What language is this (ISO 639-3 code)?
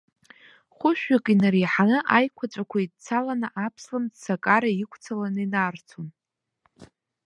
abk